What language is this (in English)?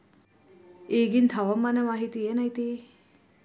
Kannada